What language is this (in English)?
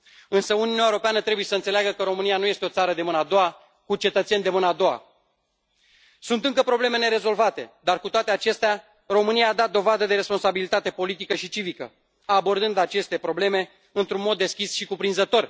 Romanian